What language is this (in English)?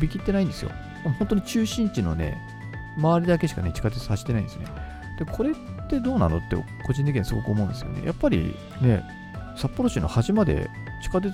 Japanese